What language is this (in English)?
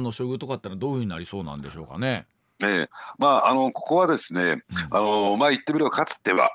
Japanese